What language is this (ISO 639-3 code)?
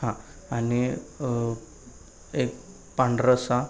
mar